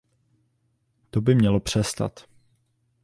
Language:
Czech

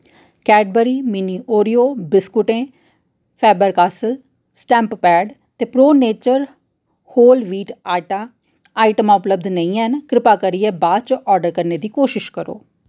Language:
Dogri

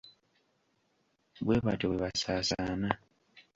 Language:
Ganda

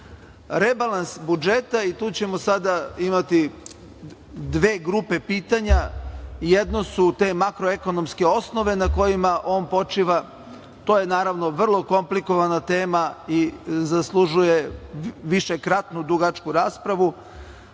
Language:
Serbian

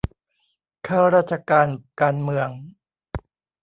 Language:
Thai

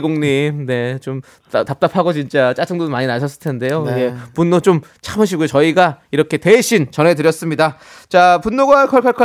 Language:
Korean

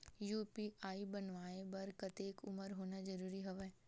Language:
Chhattisgarhi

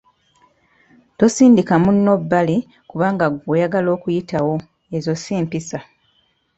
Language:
Ganda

